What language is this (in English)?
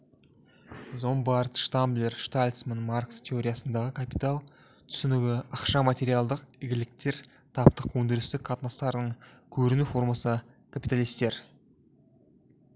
Kazakh